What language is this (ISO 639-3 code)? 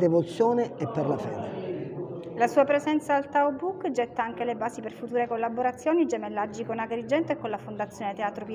ita